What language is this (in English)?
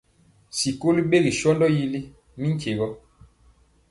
Mpiemo